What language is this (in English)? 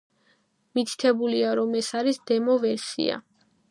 Georgian